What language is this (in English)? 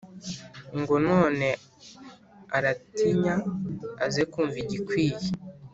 Kinyarwanda